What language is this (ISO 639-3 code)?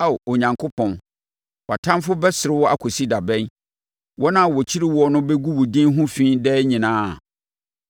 aka